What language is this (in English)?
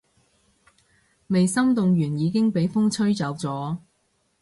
Cantonese